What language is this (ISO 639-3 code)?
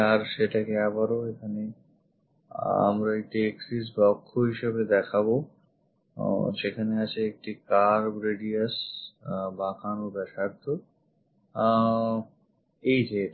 ben